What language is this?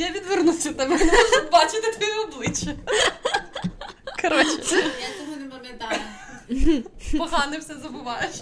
Ukrainian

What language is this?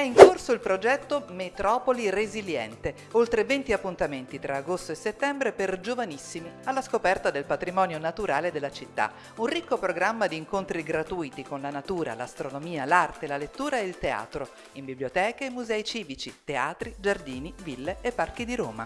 Italian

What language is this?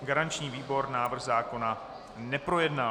Czech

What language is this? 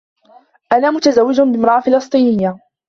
Arabic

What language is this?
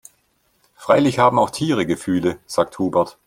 German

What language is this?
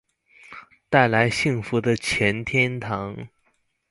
Chinese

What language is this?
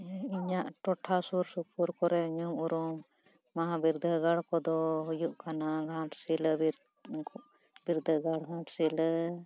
Santali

